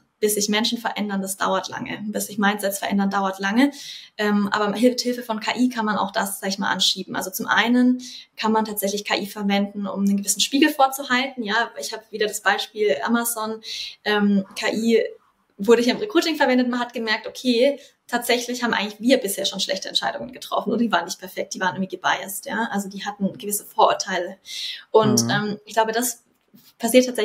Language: German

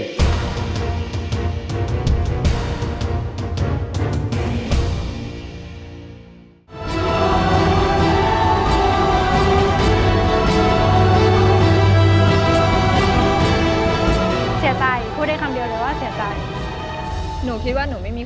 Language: Thai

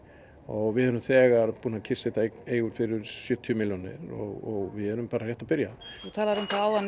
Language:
Icelandic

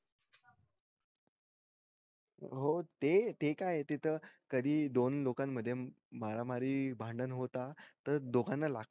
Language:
Marathi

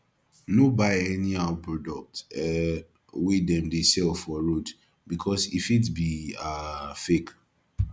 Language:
Nigerian Pidgin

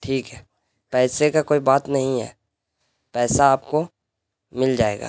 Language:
Urdu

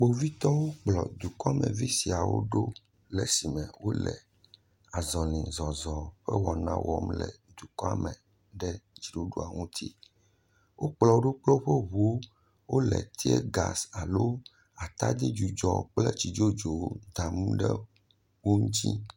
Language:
Ewe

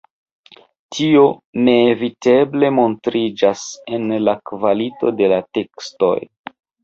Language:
Esperanto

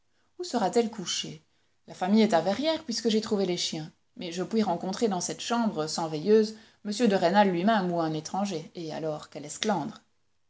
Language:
French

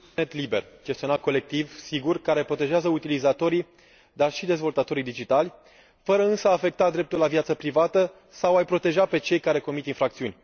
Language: Romanian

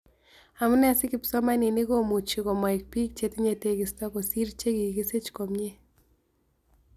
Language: Kalenjin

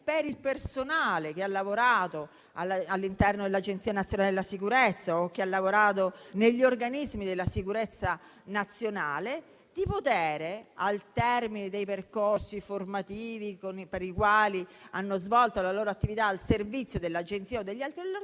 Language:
Italian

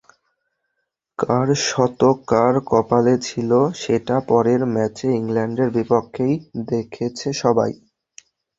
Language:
Bangla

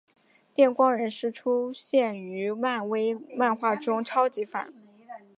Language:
Chinese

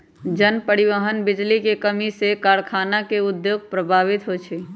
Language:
Magahi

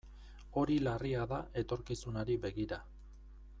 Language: Basque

